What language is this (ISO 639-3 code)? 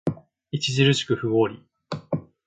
jpn